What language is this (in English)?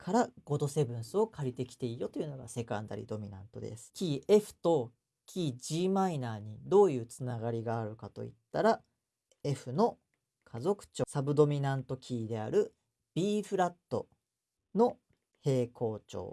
Japanese